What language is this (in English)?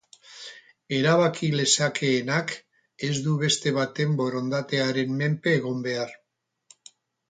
Basque